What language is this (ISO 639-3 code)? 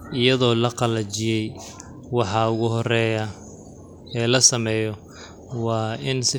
som